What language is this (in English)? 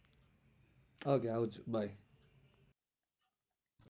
Gujarati